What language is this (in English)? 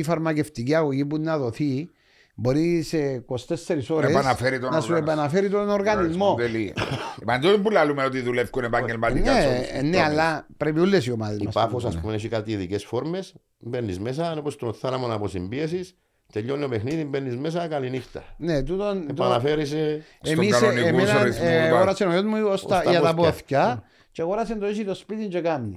Greek